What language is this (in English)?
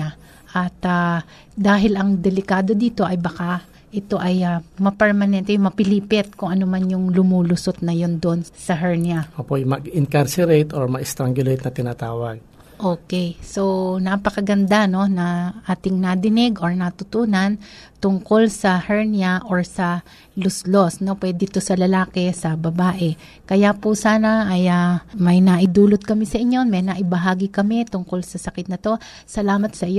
Filipino